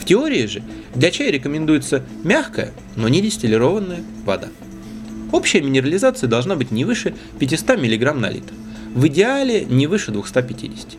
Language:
Russian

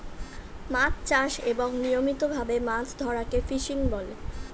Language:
Bangla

